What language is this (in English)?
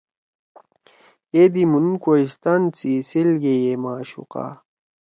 Torwali